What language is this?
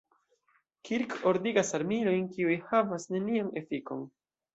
Esperanto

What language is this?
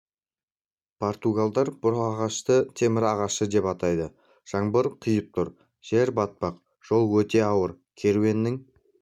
Kazakh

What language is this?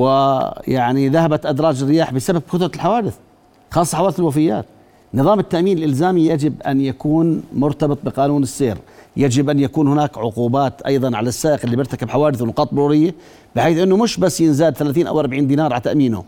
Arabic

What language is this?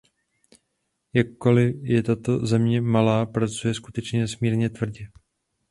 Czech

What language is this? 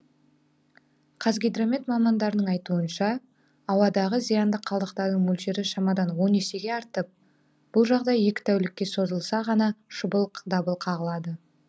Kazakh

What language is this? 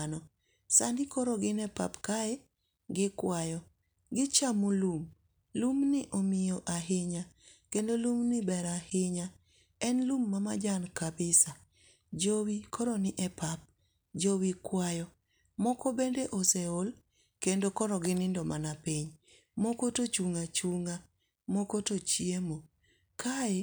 Luo (Kenya and Tanzania)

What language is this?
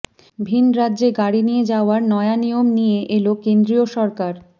Bangla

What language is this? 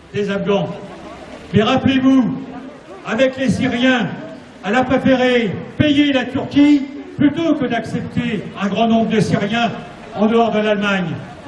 French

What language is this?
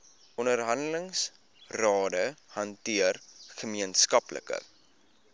Afrikaans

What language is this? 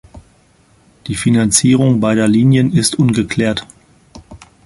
German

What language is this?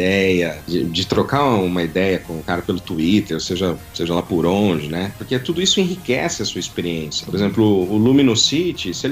Portuguese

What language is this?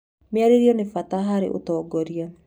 Kikuyu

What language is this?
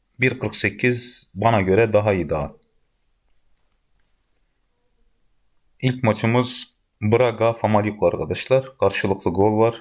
Turkish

